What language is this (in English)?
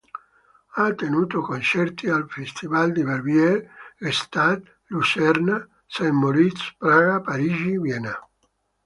Italian